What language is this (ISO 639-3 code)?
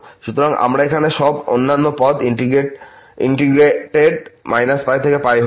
ben